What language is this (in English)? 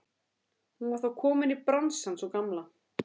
Icelandic